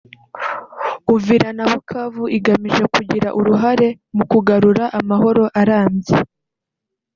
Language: Kinyarwanda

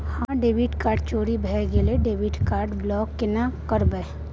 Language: Maithili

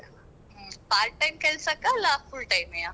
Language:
Kannada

